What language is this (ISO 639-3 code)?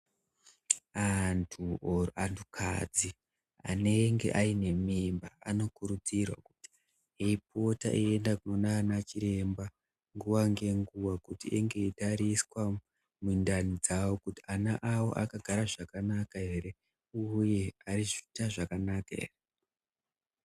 ndc